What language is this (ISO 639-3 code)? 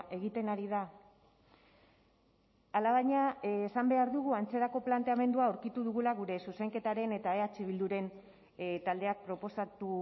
eus